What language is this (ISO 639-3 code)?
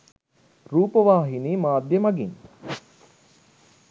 sin